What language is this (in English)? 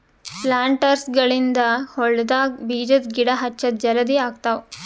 Kannada